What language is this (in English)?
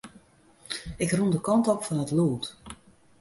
Western Frisian